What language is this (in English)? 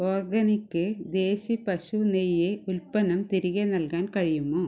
Malayalam